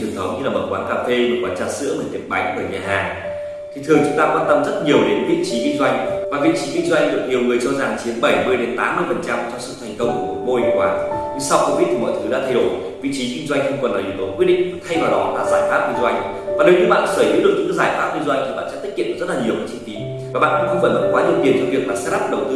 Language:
Vietnamese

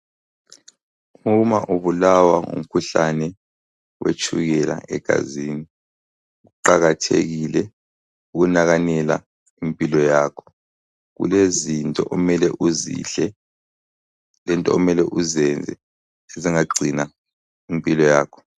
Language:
North Ndebele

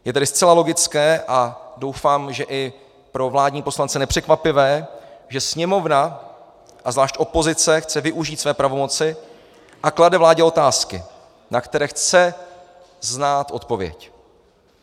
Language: Czech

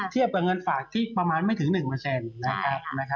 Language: Thai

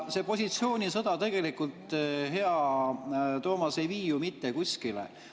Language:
Estonian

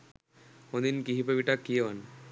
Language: Sinhala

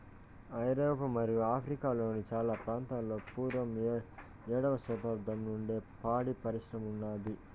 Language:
Telugu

